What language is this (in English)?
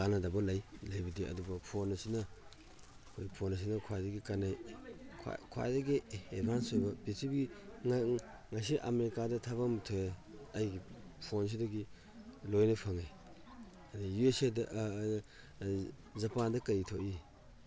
Manipuri